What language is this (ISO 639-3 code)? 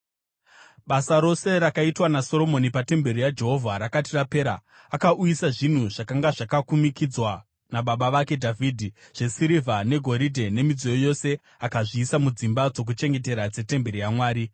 sna